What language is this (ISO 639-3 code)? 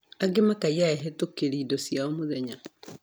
kik